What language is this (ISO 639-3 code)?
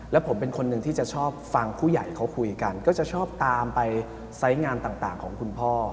tha